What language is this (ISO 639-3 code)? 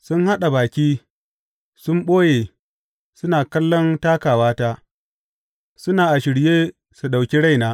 hau